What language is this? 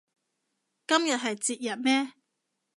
Cantonese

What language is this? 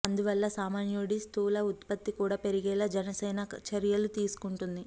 Telugu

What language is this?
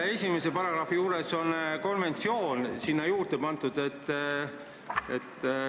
Estonian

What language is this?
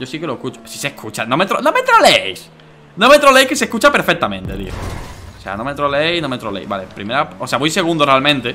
Spanish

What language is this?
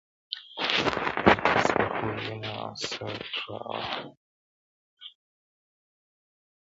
Pashto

